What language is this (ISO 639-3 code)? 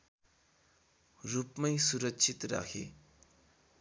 nep